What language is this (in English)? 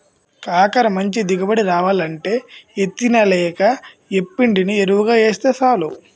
Telugu